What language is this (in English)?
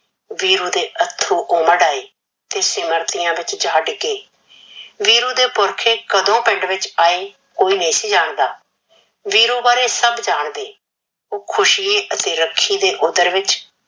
Punjabi